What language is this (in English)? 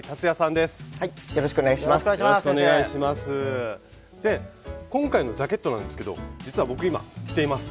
Japanese